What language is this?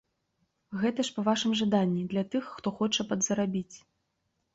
Belarusian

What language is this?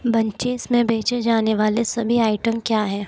Hindi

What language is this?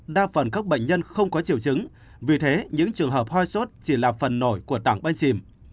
Vietnamese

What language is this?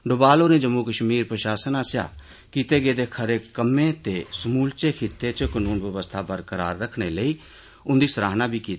Dogri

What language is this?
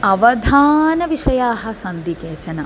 Sanskrit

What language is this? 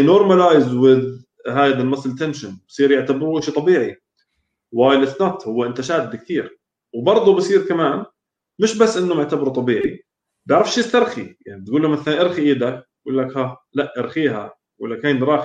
Arabic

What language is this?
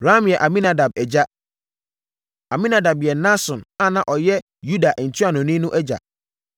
Akan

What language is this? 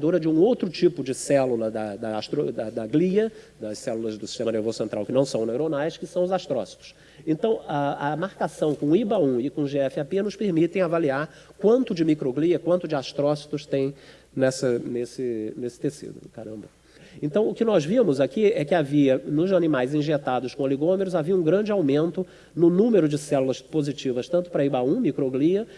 Portuguese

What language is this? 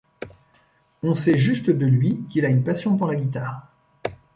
French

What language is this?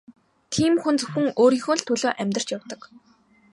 Mongolian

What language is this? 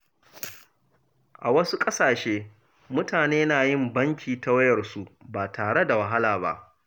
Hausa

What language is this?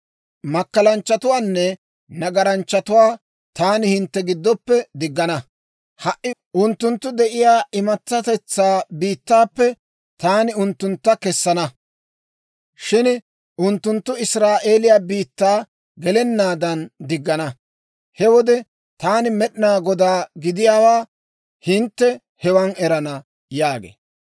Dawro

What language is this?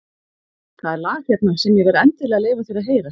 Icelandic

